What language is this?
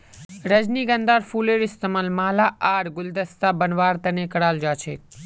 Magahi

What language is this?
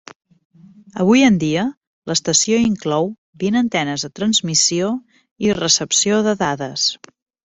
Catalan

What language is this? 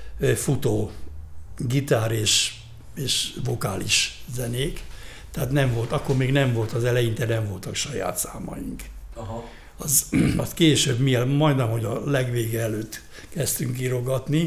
Hungarian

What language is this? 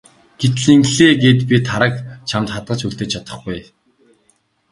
Mongolian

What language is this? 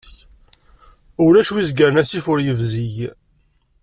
Kabyle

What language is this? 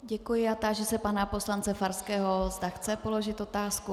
Czech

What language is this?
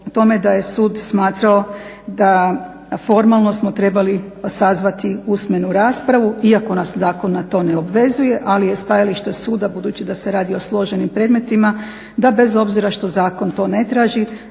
Croatian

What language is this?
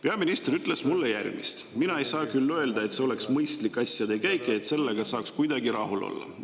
Estonian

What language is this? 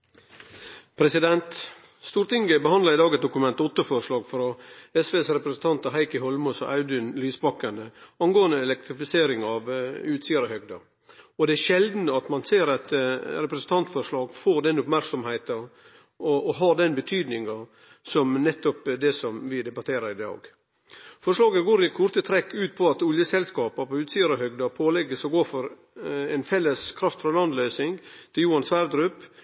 Norwegian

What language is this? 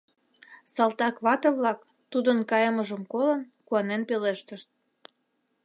Mari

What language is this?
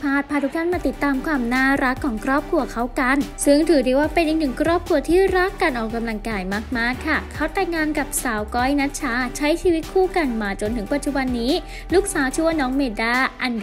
Thai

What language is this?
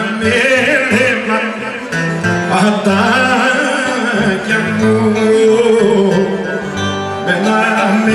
Arabic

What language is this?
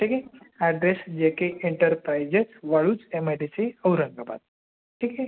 Marathi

